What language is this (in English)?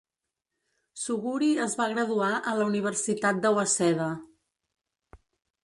Catalan